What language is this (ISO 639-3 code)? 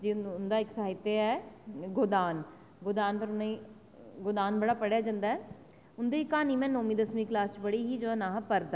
doi